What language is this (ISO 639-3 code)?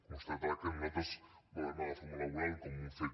cat